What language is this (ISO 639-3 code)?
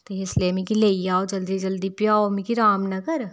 doi